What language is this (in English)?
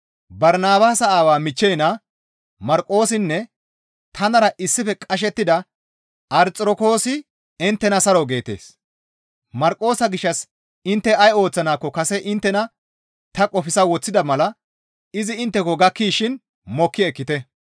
Gamo